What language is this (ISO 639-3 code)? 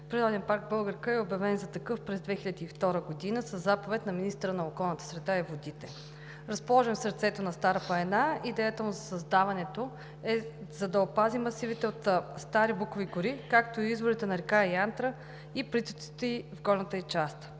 bul